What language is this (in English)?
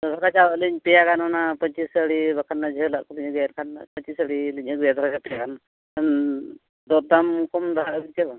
Santali